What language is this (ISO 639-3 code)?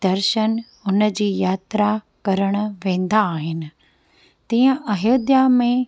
snd